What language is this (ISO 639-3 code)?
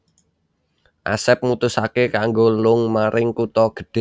jav